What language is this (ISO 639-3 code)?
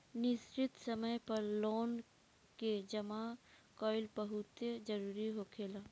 bho